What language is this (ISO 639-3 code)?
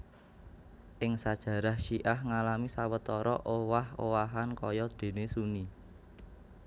jav